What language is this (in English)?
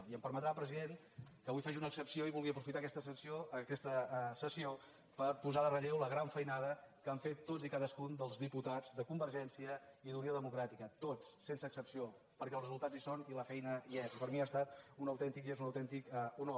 Catalan